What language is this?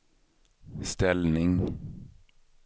Swedish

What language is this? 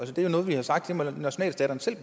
Danish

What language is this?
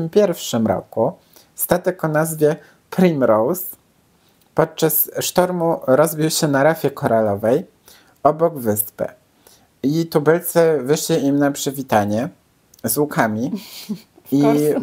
Polish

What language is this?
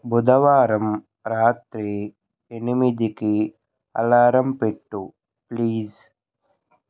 Telugu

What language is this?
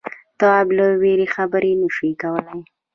Pashto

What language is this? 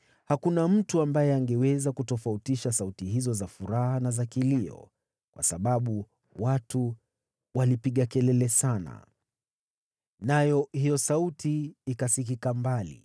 Swahili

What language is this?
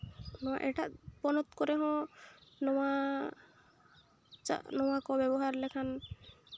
Santali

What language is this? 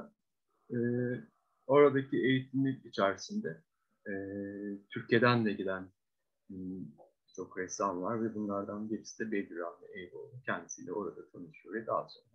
Turkish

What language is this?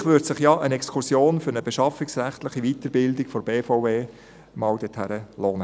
Swiss German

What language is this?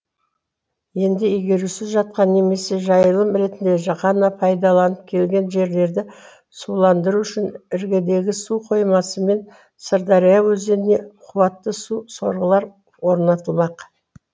Kazakh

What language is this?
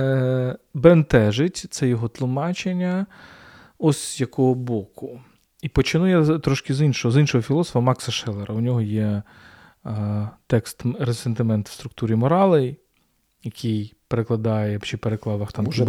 Ukrainian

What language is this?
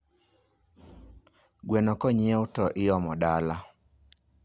Luo (Kenya and Tanzania)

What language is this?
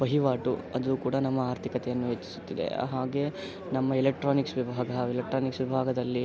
Kannada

